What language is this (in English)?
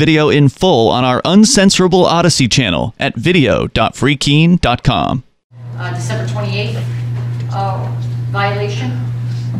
English